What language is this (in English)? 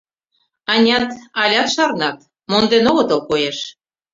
Mari